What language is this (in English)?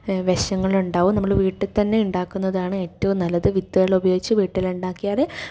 Malayalam